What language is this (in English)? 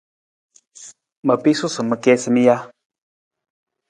Nawdm